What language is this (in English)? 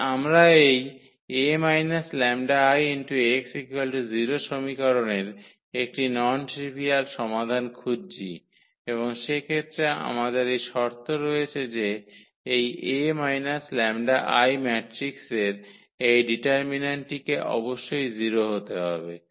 Bangla